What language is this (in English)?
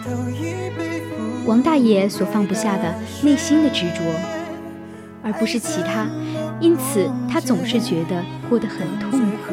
Chinese